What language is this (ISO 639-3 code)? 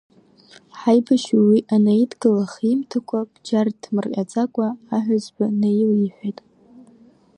abk